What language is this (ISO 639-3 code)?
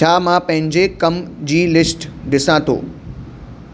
snd